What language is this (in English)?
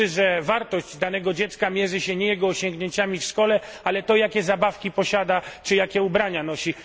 Polish